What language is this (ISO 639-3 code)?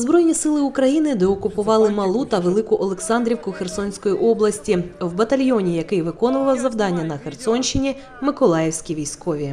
ukr